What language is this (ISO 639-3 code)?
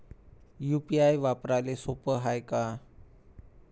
mar